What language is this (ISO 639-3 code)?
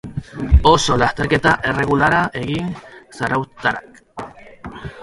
eus